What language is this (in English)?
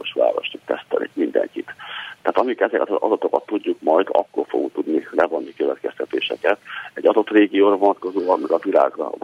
Hungarian